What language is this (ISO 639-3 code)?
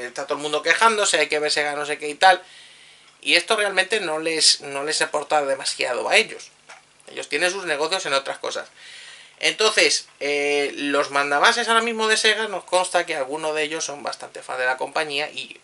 spa